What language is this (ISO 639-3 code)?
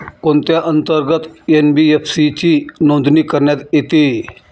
mar